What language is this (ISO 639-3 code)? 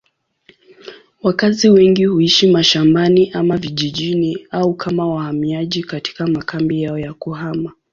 swa